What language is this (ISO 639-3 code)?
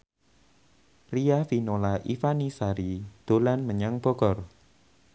jav